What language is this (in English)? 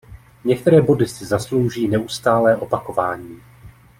Czech